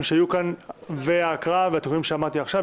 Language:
Hebrew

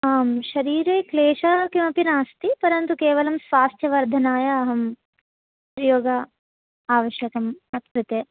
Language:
Sanskrit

